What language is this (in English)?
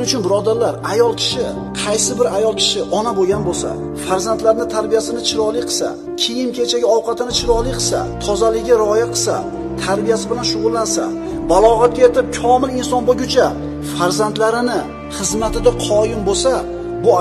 Turkish